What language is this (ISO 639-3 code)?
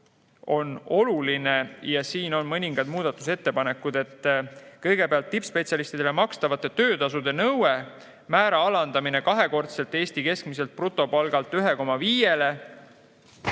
est